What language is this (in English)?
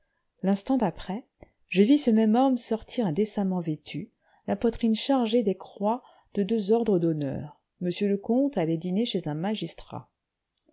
French